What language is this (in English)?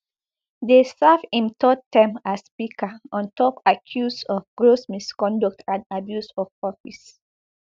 Nigerian Pidgin